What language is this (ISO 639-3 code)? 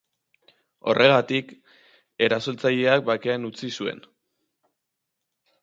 eus